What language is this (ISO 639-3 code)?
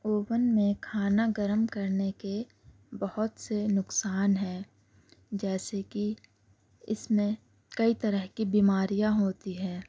urd